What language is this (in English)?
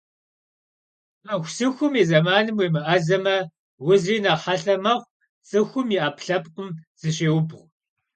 Kabardian